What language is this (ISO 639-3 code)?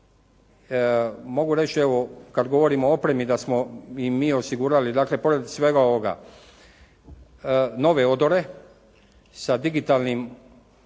hrv